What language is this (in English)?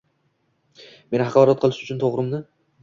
Uzbek